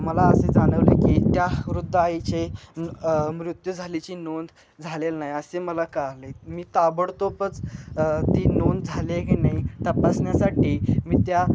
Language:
Marathi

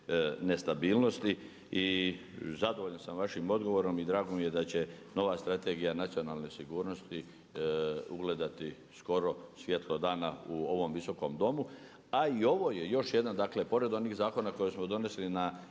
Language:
Croatian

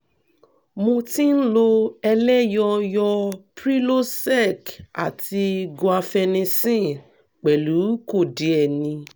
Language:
Yoruba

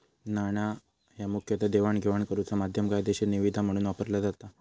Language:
Marathi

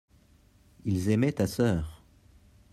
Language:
French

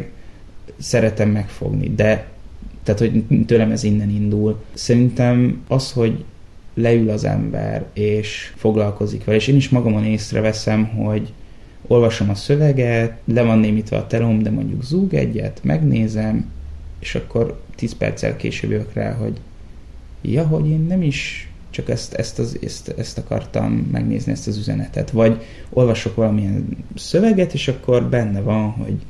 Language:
Hungarian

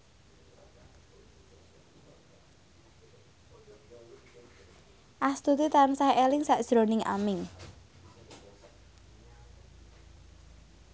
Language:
Javanese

